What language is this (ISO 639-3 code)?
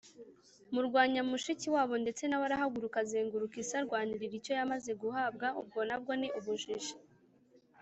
kin